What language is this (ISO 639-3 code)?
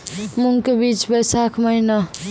mai